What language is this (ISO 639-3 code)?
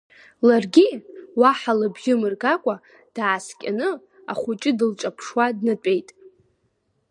abk